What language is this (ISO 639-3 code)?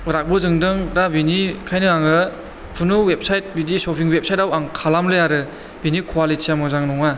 brx